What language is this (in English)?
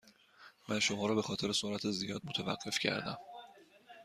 Persian